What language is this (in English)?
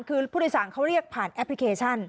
Thai